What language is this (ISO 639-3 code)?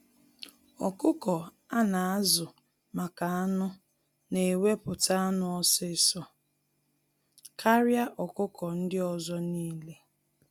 ibo